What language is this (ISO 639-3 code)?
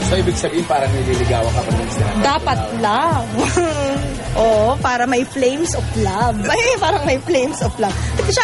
fil